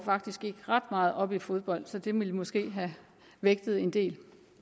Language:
Danish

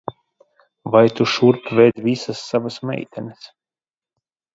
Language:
Latvian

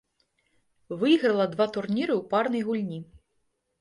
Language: Belarusian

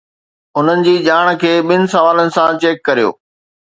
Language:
Sindhi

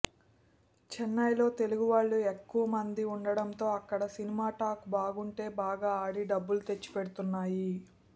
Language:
Telugu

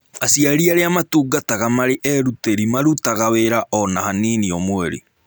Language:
Kikuyu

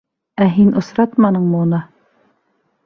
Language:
Bashkir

